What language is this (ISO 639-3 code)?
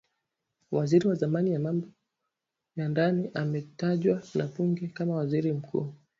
swa